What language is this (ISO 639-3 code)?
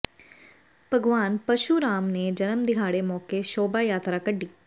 pan